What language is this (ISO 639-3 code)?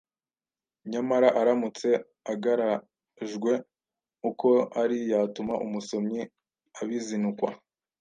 kin